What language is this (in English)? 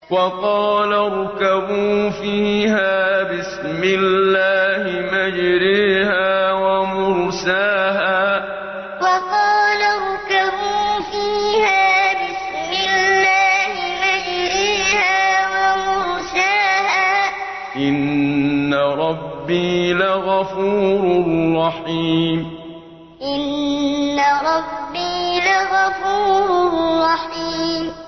Arabic